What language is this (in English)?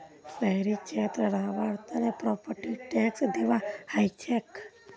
Magahi